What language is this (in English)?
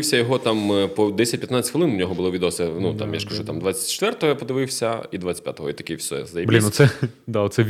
Ukrainian